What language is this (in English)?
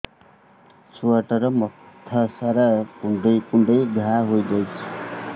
Odia